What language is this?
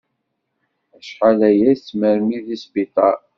Kabyle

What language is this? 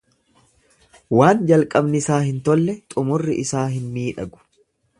Oromo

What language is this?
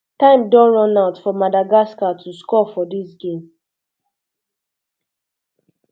Nigerian Pidgin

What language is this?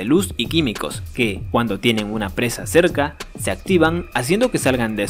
Spanish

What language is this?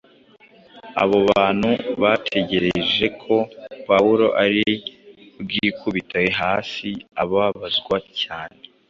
Kinyarwanda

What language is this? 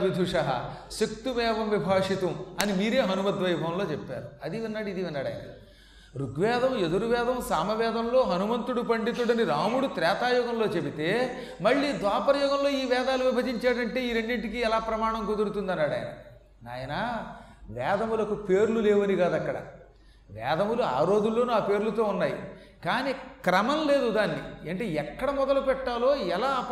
Telugu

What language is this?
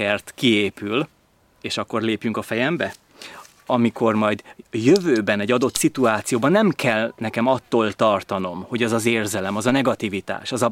Hungarian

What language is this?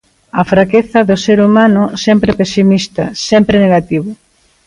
Galician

